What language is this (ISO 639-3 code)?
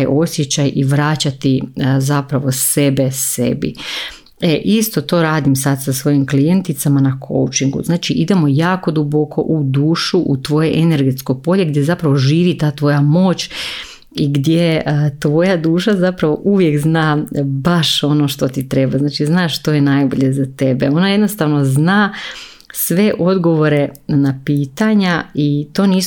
hrv